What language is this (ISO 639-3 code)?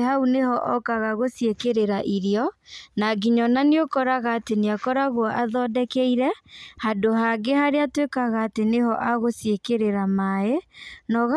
kik